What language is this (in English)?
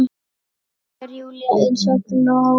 Icelandic